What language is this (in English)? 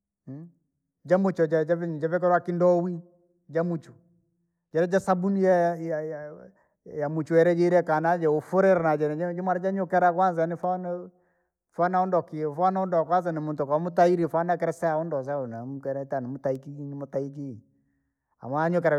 Langi